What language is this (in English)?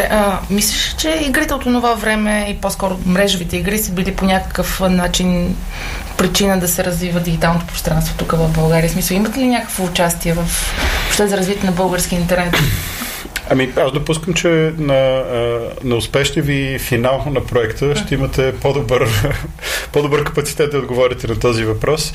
Bulgarian